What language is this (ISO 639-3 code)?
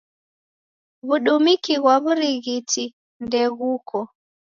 dav